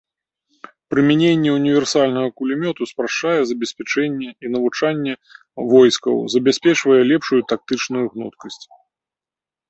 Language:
Belarusian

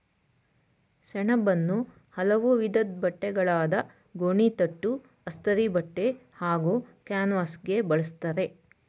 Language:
Kannada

